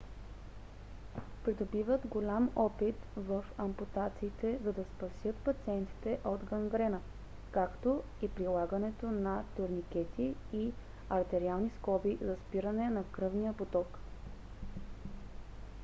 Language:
Bulgarian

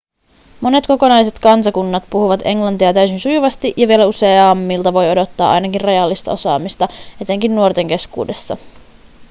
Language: Finnish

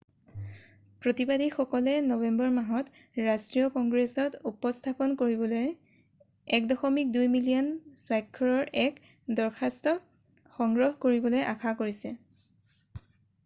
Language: Assamese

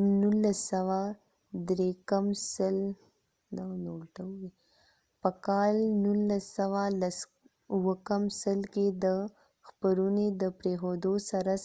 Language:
Pashto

